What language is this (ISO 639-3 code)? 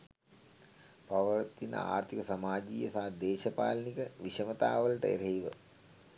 sin